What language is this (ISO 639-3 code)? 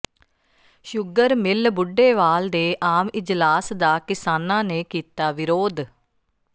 pan